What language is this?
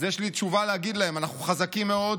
Hebrew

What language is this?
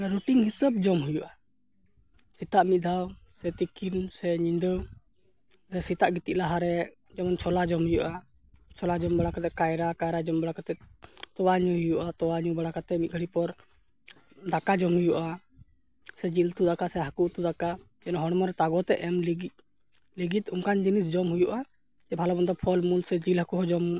Santali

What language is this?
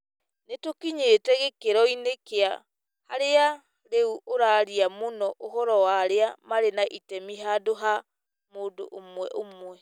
Kikuyu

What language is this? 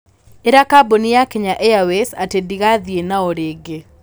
Kikuyu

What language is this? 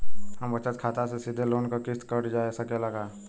Bhojpuri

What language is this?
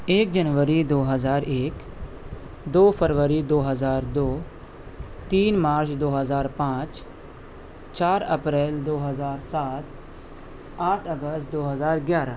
Urdu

